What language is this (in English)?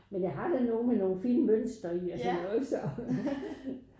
Danish